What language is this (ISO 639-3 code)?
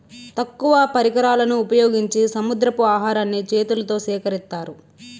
tel